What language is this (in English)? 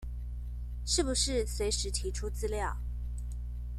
Chinese